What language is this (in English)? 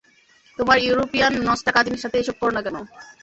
Bangla